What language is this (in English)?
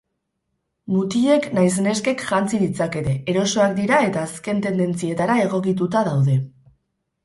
Basque